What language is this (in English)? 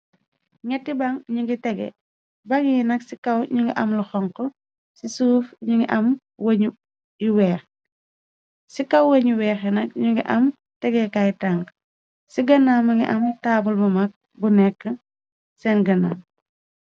Wolof